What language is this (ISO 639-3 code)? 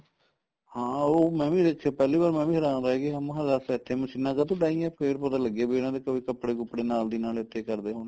pan